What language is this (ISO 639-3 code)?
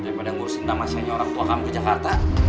ind